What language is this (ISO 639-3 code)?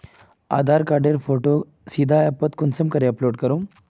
mag